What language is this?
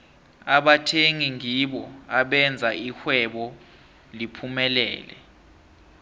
South Ndebele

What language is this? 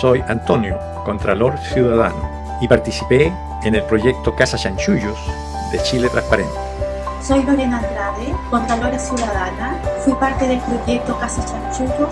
Spanish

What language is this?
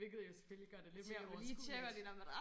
Danish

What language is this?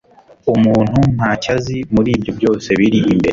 Kinyarwanda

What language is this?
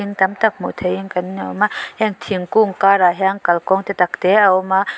Mizo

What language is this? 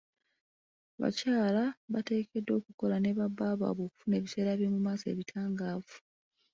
Ganda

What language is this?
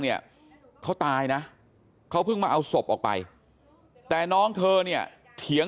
Thai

